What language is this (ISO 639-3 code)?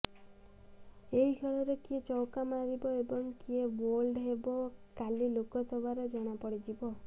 ori